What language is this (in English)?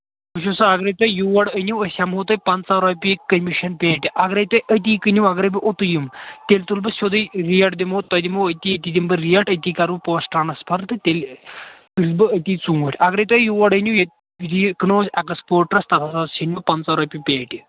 Kashmiri